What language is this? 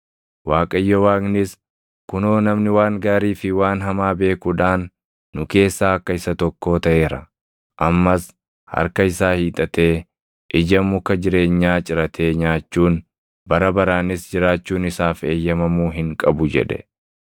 Oromo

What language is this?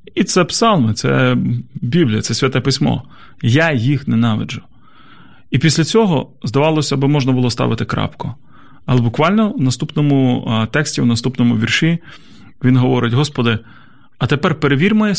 Ukrainian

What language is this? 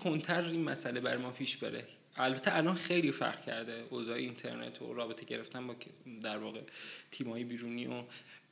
Persian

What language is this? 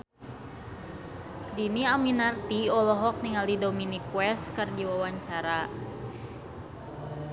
Sundanese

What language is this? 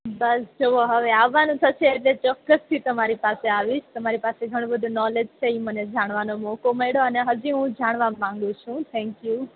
Gujarati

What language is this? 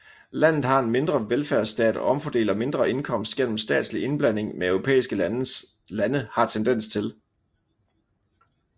Danish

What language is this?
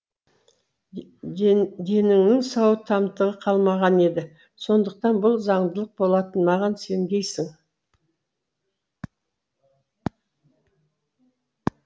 Kazakh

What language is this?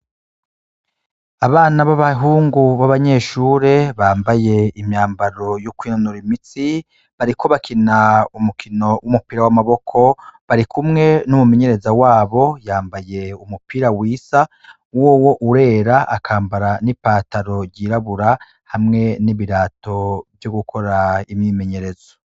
Rundi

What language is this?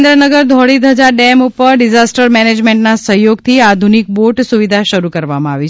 Gujarati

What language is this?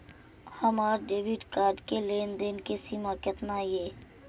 Maithili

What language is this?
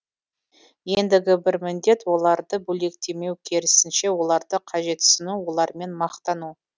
Kazakh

